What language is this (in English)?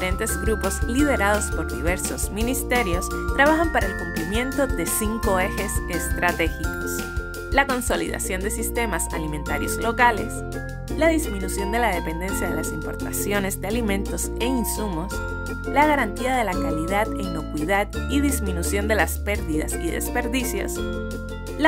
Spanish